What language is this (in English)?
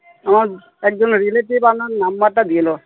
Bangla